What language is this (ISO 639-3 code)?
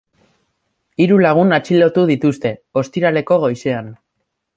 eus